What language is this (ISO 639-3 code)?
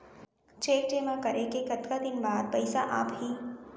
hne